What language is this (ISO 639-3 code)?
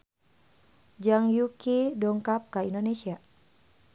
sun